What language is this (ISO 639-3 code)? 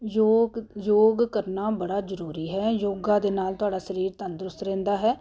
pan